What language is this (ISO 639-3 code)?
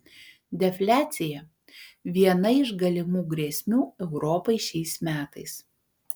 lit